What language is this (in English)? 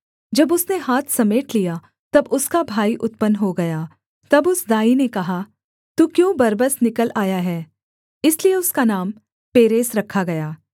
Hindi